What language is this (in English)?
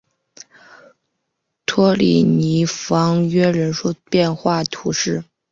Chinese